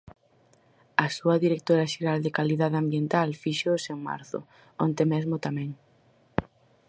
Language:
Galician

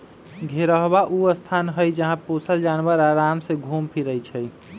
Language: Magahi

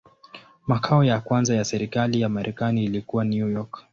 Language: Swahili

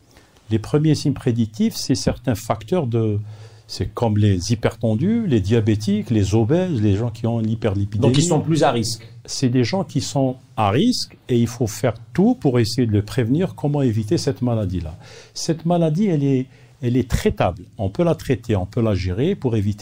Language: French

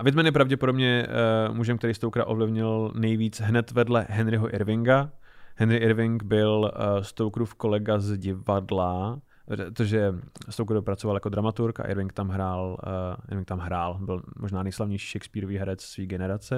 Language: Czech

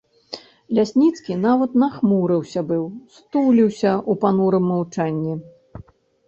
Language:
Belarusian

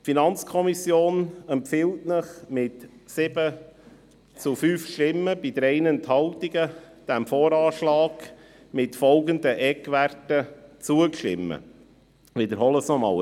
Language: Swiss German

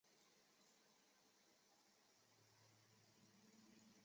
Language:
Chinese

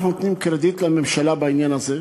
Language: Hebrew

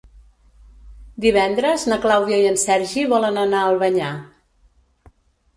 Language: Catalan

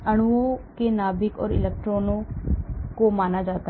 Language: Hindi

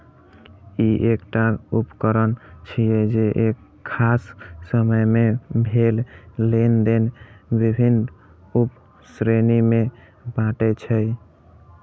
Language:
Maithili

